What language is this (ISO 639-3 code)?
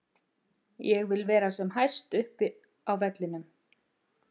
isl